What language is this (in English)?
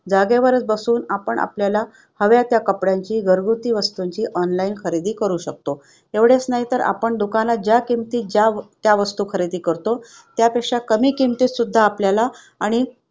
Marathi